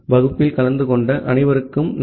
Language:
Tamil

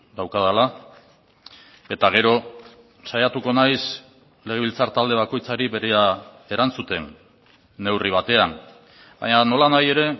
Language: Basque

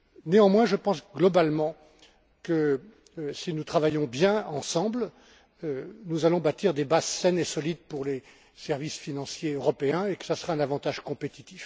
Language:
French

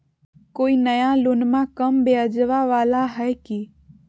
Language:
Magahi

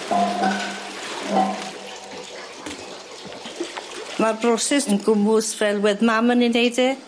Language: Welsh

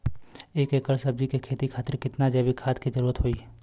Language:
Bhojpuri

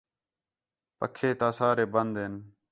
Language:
Khetrani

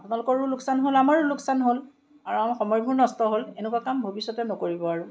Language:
Assamese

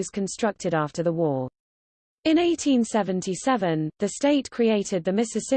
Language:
English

